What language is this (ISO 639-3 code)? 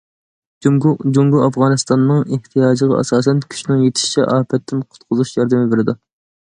uig